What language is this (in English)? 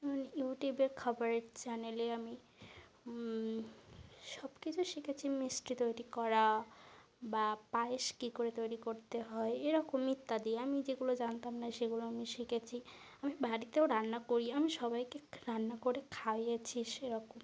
Bangla